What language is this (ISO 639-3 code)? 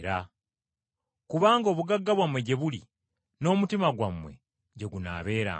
lug